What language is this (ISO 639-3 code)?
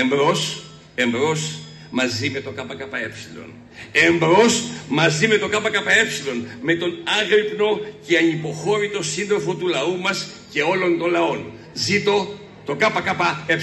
ell